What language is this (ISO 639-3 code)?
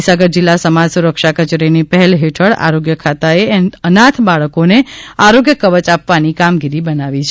guj